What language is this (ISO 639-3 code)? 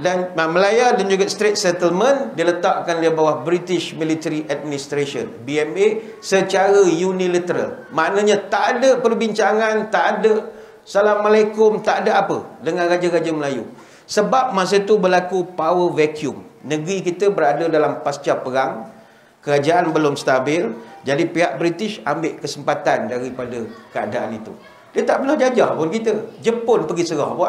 msa